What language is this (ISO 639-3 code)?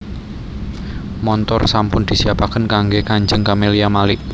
jav